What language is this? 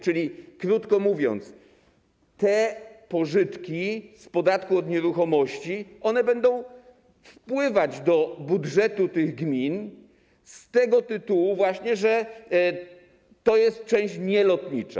Polish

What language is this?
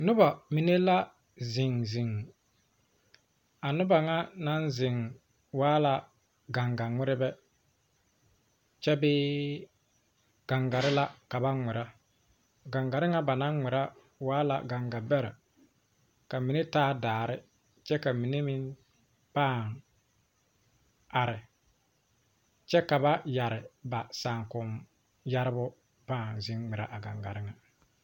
Southern Dagaare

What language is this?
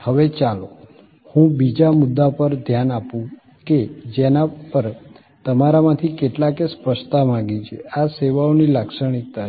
Gujarati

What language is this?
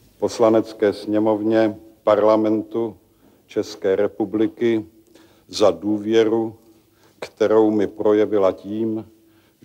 Czech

